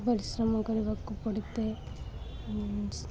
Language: Odia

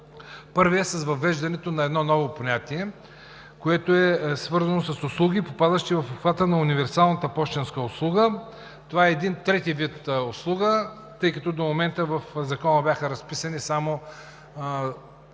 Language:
Bulgarian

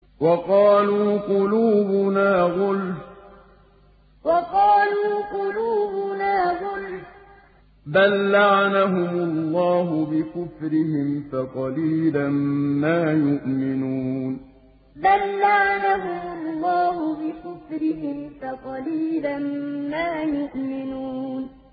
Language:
Arabic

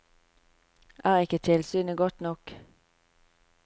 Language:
Norwegian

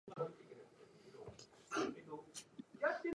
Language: Japanese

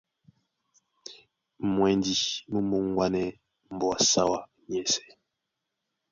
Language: Duala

